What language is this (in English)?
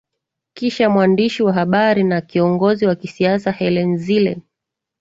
Swahili